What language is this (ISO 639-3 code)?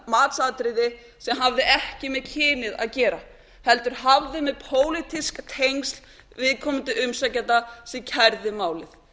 isl